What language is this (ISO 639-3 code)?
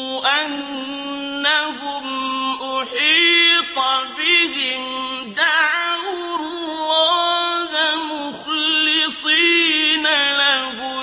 ara